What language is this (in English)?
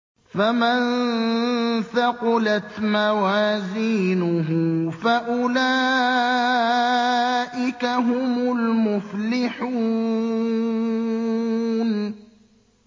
Arabic